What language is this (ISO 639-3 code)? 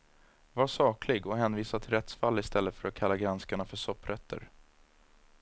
swe